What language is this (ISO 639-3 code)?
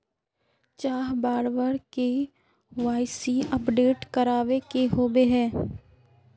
mag